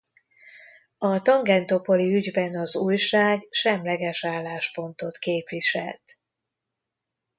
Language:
Hungarian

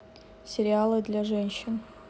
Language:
Russian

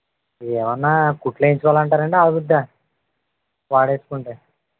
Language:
Telugu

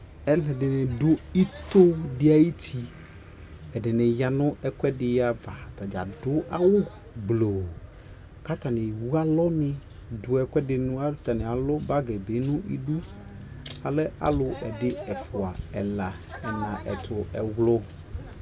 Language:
Ikposo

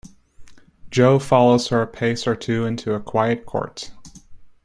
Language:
English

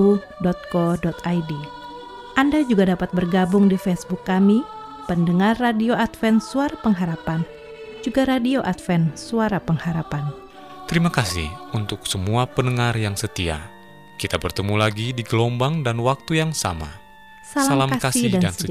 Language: Indonesian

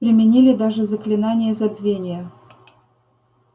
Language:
Russian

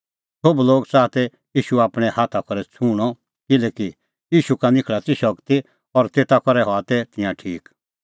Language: Kullu Pahari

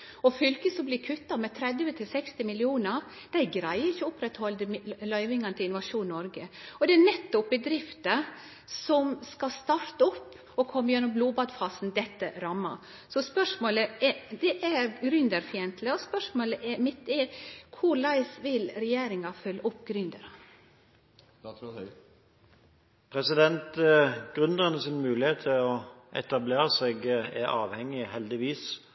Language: Norwegian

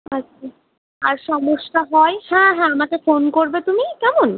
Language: Bangla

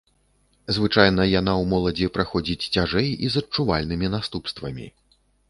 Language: Belarusian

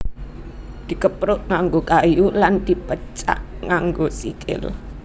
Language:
Javanese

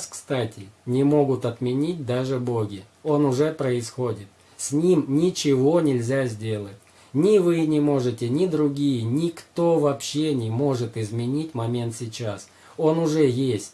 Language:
Russian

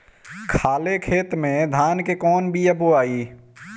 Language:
Bhojpuri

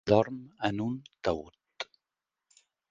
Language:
Catalan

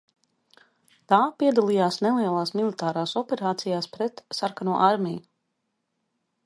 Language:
Latvian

